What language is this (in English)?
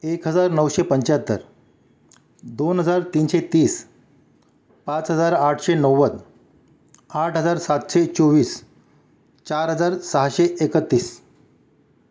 Marathi